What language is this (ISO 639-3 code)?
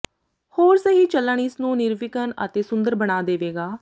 pan